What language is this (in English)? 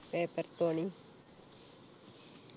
Malayalam